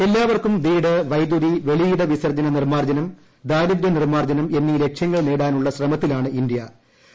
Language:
Malayalam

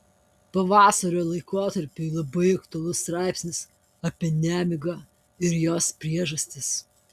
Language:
Lithuanian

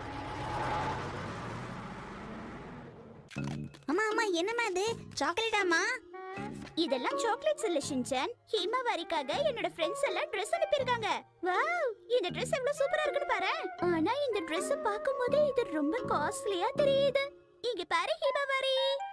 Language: Tamil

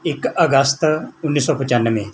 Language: Punjabi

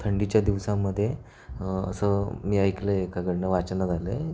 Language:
Marathi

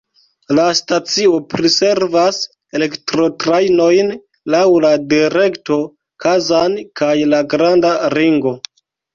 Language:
Esperanto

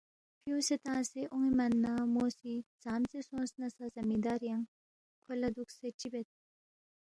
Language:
Balti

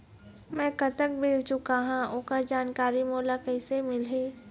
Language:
Chhattisgarhi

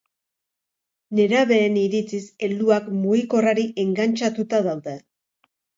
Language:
Basque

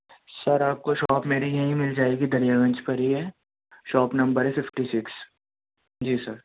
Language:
Urdu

